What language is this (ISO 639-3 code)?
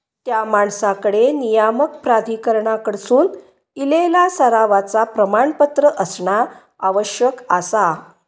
mar